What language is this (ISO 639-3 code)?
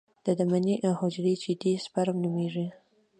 pus